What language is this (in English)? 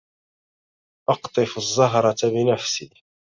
Arabic